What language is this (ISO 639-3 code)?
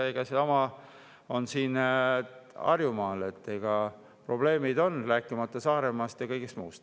est